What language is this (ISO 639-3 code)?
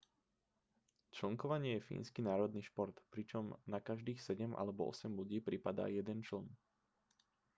slk